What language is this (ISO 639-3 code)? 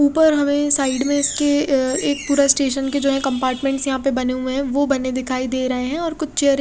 hin